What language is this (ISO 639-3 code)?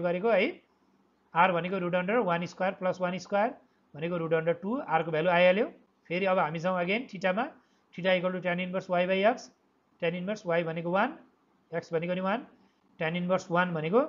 eng